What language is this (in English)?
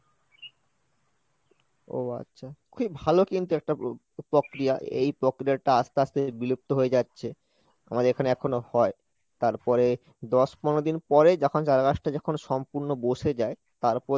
Bangla